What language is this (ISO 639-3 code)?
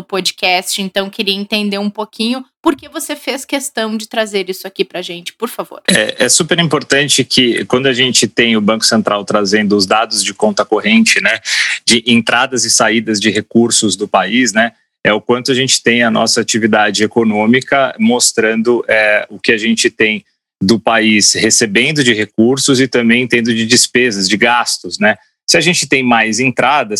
por